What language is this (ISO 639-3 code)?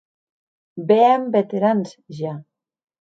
oci